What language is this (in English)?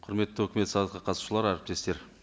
Kazakh